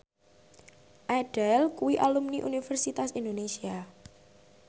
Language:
Javanese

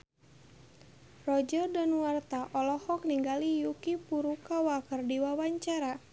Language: Sundanese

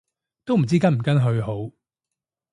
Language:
Cantonese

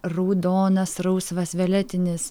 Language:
Lithuanian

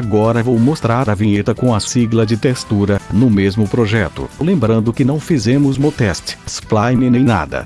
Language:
Portuguese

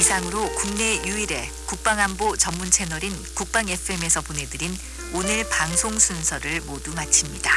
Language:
Korean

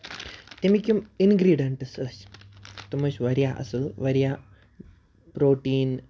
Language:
Kashmiri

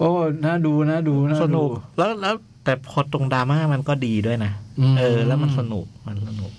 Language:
Thai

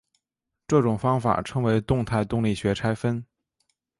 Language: Chinese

